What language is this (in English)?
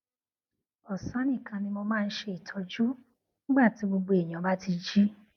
Yoruba